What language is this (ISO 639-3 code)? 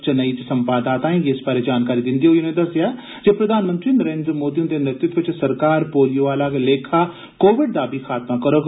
doi